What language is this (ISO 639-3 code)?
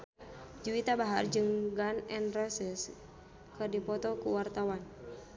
sun